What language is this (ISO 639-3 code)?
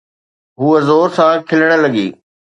snd